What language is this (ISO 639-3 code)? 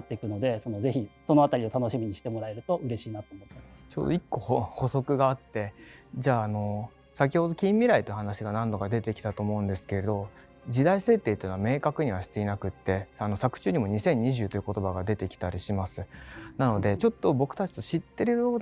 jpn